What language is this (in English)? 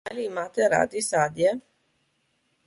Slovenian